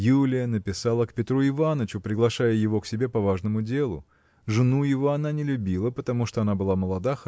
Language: Russian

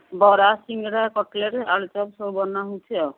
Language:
Odia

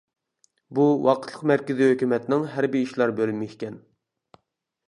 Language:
Uyghur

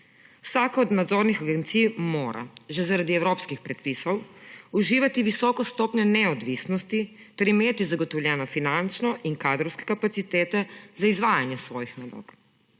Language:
Slovenian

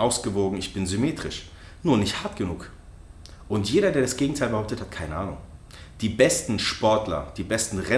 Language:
German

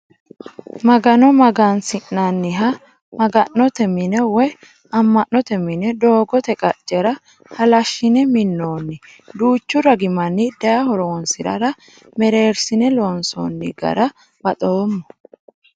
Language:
Sidamo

